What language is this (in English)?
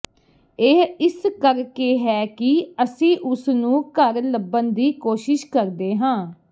Punjabi